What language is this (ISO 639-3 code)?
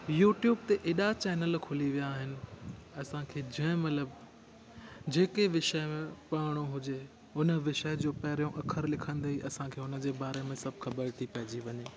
snd